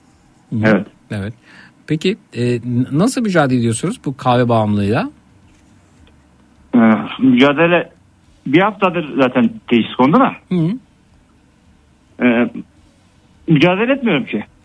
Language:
Turkish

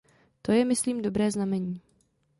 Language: Czech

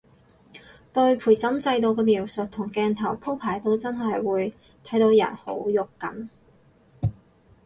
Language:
Cantonese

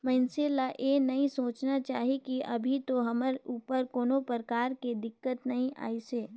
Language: Chhattisgarhi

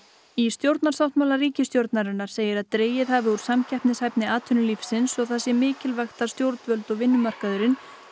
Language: Icelandic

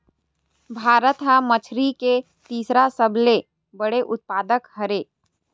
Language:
Chhattisgarhi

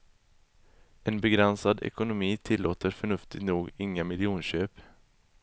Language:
Swedish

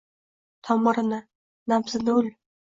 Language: Uzbek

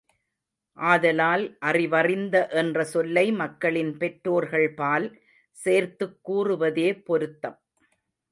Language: Tamil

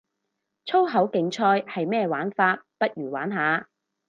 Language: Cantonese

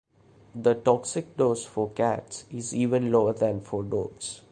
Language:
English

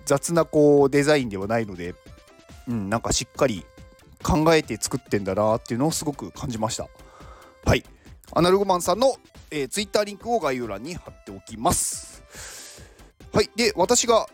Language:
Japanese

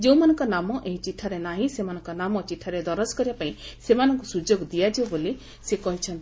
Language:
Odia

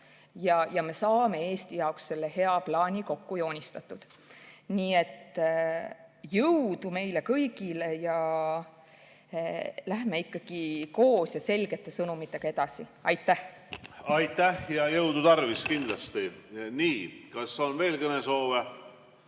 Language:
Estonian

